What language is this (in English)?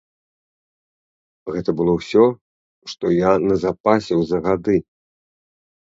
Belarusian